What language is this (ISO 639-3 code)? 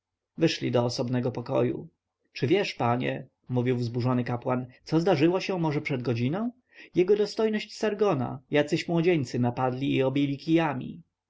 pol